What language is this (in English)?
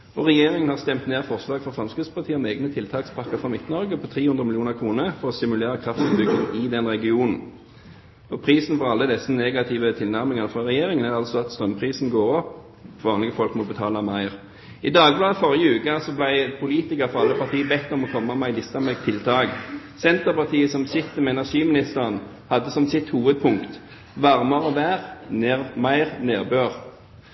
Norwegian Bokmål